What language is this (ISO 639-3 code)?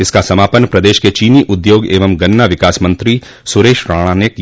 hin